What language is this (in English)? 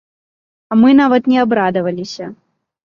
Belarusian